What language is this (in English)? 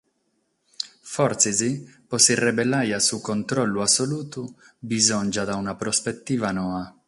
Sardinian